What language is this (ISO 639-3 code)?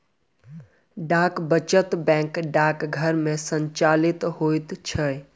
mai